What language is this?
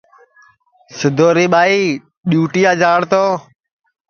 Sansi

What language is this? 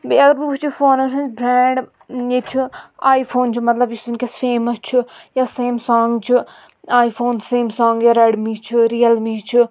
Kashmiri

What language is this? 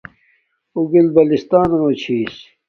Domaaki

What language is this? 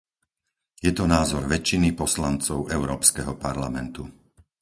Slovak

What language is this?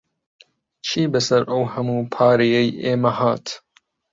Central Kurdish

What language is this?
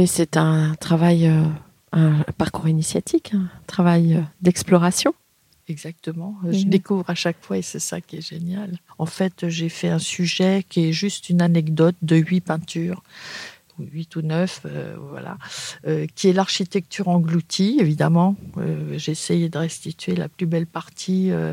French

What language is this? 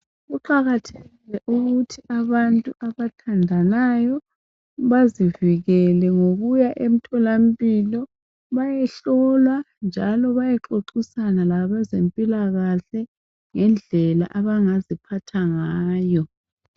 North Ndebele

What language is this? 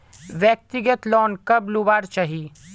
Magahi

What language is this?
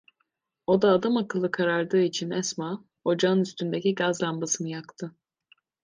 Turkish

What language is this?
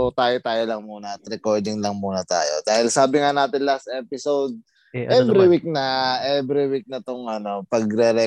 Filipino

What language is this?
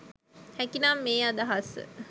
Sinhala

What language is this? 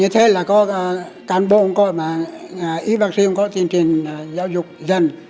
Vietnamese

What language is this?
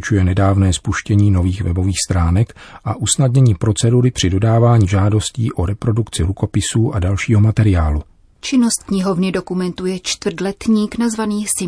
Czech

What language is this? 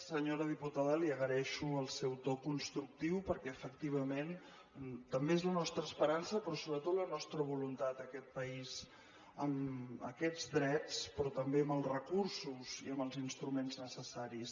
Catalan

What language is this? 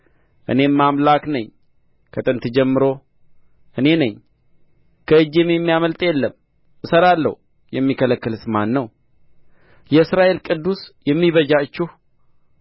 Amharic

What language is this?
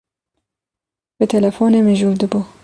Kurdish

